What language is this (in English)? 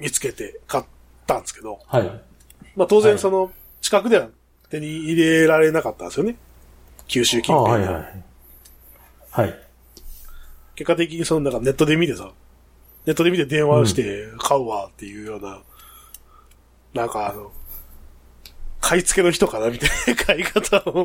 Japanese